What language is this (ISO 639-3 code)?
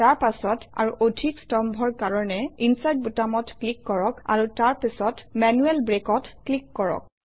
asm